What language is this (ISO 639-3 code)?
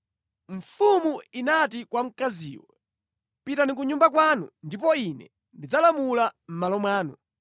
nya